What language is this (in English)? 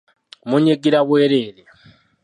Ganda